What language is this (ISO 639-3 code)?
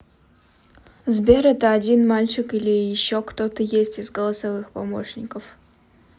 rus